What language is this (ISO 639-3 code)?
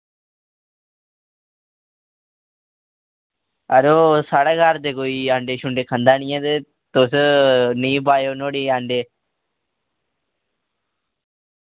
doi